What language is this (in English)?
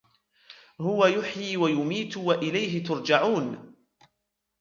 Arabic